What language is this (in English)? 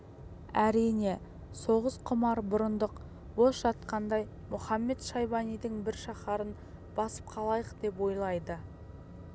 Kazakh